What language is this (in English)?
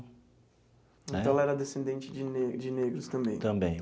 Portuguese